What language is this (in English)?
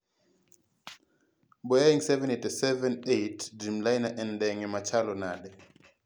Luo (Kenya and Tanzania)